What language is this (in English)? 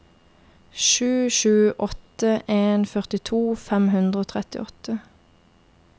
Norwegian